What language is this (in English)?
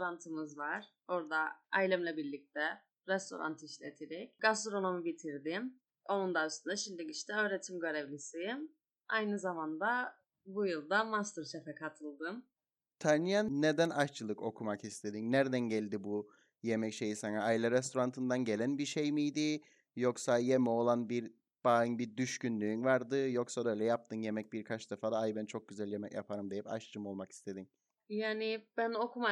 Turkish